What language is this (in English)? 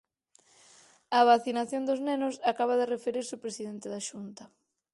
Galician